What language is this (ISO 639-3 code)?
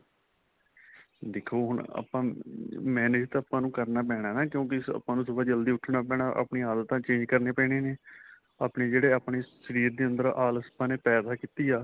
pan